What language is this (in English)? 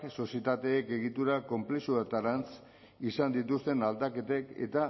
Basque